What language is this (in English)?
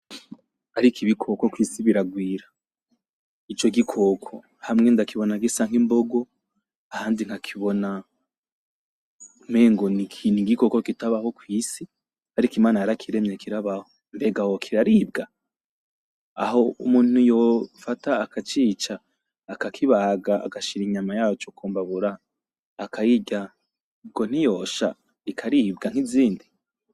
Rundi